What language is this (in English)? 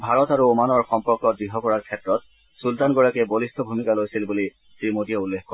Assamese